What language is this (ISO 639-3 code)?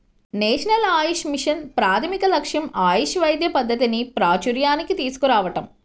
tel